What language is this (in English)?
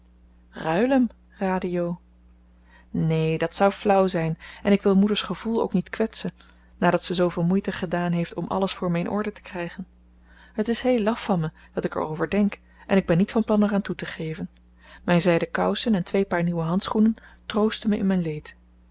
Dutch